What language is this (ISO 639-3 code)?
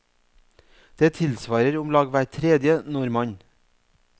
nor